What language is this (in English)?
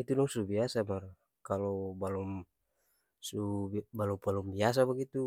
Ambonese Malay